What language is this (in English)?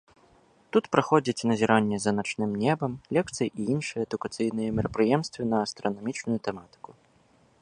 Belarusian